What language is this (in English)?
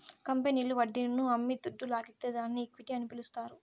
Telugu